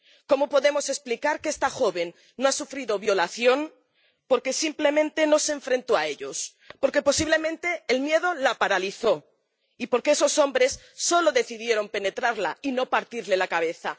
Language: Spanish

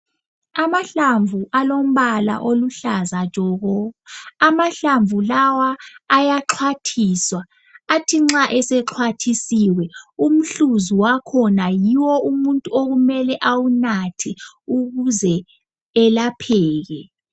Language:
North Ndebele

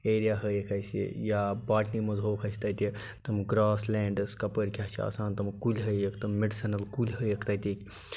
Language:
Kashmiri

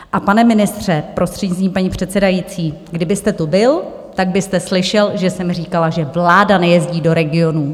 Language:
Czech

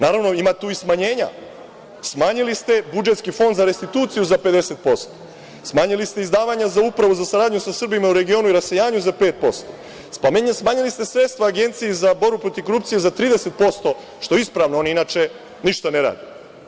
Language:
Serbian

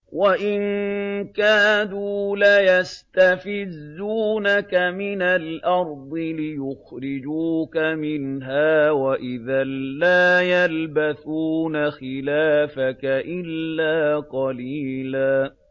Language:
Arabic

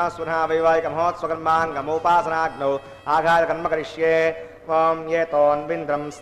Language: Indonesian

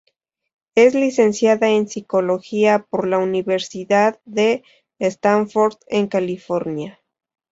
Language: Spanish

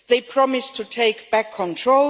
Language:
English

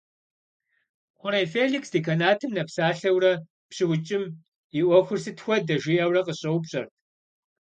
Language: Kabardian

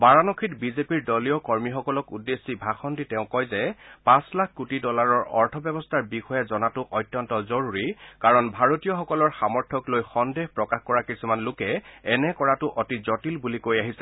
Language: Assamese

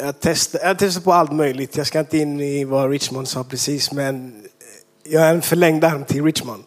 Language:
Swedish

